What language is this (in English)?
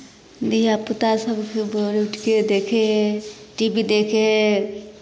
Maithili